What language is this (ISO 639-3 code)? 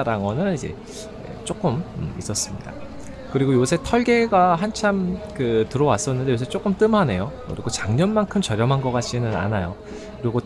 kor